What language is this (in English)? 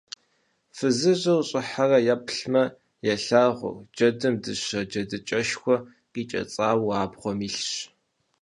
Kabardian